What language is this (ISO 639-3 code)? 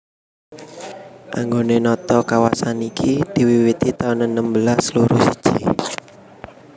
jav